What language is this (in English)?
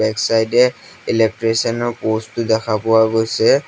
Assamese